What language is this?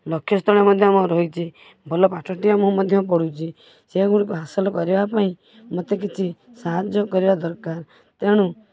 Odia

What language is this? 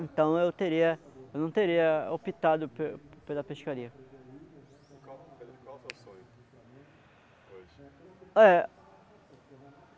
Portuguese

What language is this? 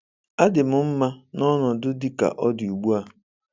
Igbo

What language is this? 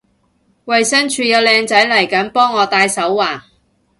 Cantonese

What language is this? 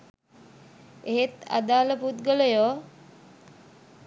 Sinhala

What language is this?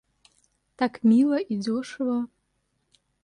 Russian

